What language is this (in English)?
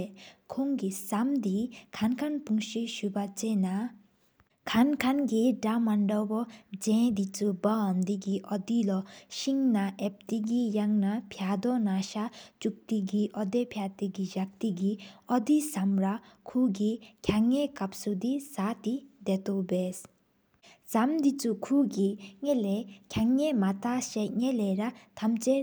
Sikkimese